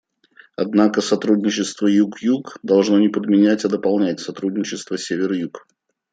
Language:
Russian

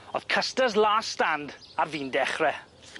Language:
Welsh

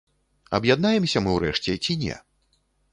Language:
Belarusian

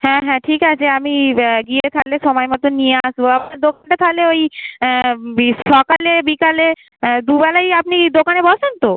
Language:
Bangla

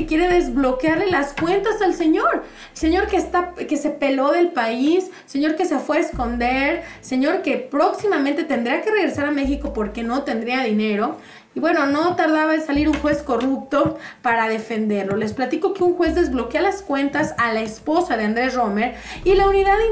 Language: Spanish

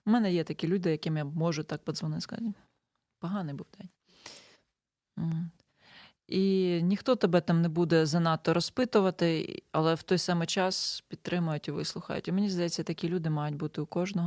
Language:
Ukrainian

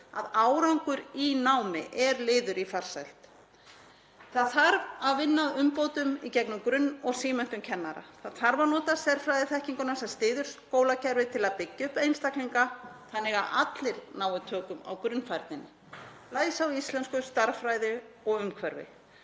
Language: Icelandic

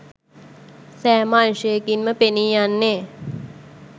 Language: Sinhala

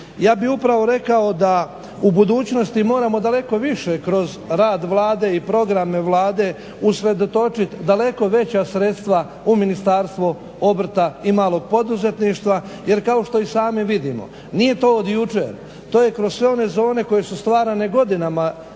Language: Croatian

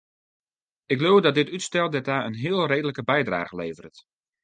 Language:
Western Frisian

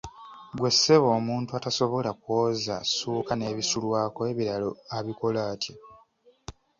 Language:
Ganda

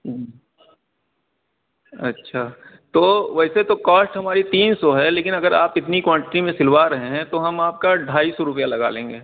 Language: Urdu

